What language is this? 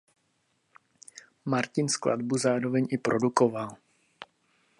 Czech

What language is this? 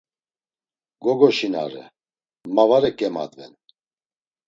Laz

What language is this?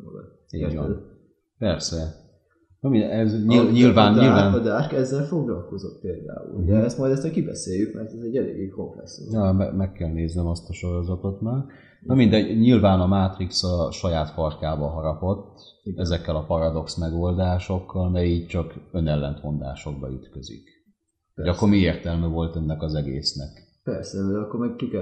Hungarian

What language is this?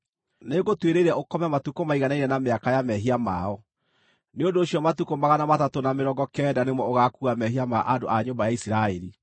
Kikuyu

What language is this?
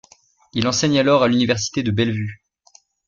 French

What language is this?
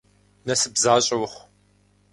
Kabardian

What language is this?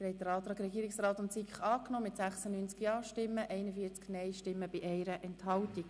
Swiss German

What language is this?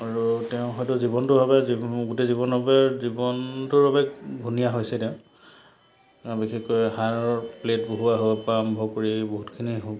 Assamese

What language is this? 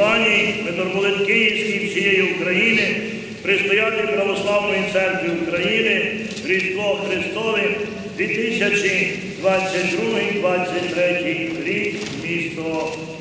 Ukrainian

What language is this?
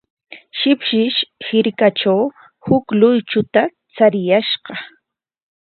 Corongo Ancash Quechua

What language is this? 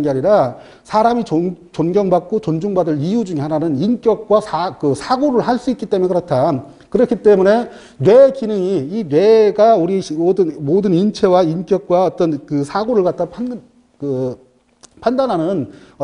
Korean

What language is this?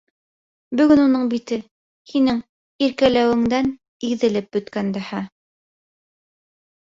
Bashkir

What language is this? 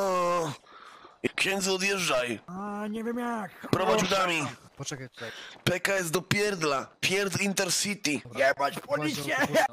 Polish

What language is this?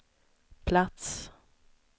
Swedish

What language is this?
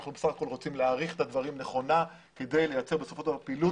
Hebrew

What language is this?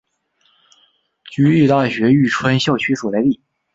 Chinese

